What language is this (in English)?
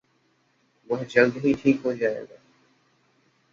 Hindi